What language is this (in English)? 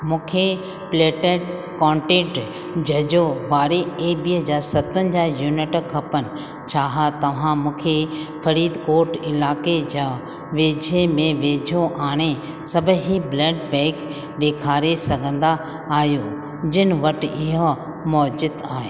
Sindhi